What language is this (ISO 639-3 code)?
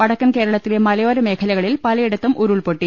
mal